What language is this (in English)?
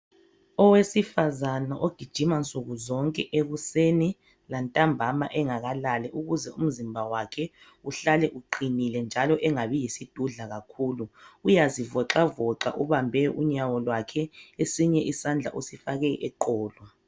North Ndebele